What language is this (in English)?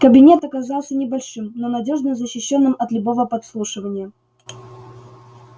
Russian